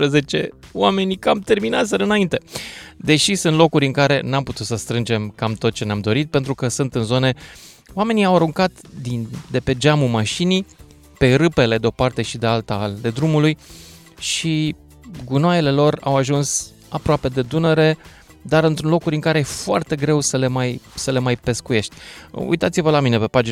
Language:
Romanian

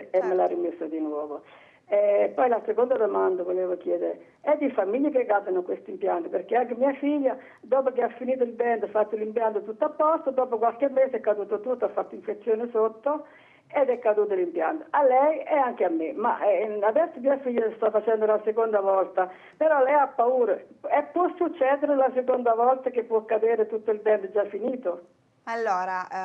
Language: Italian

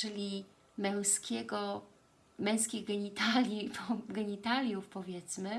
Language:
Polish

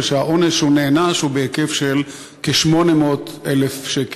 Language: Hebrew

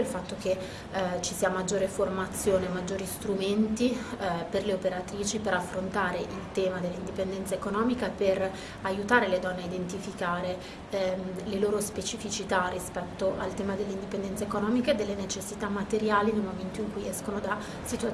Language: Italian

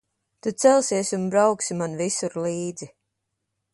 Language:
Latvian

